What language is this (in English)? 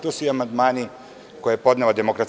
Serbian